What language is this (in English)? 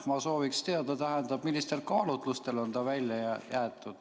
Estonian